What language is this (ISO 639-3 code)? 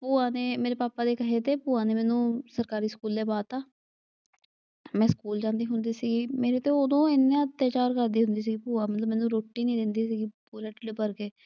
pan